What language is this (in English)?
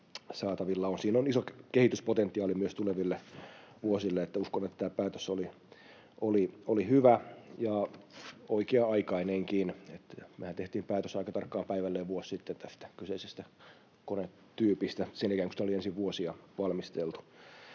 Finnish